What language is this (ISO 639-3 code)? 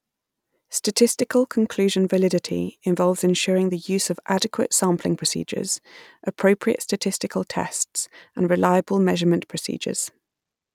eng